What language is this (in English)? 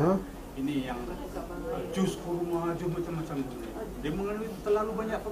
Malay